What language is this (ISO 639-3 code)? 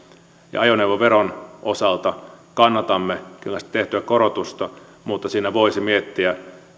fin